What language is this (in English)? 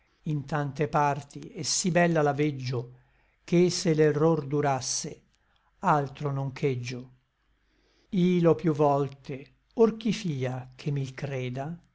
Italian